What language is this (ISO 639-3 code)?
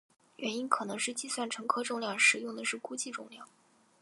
zho